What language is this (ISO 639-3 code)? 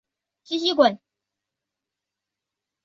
zho